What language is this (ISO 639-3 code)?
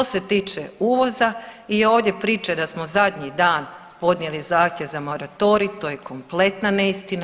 hrv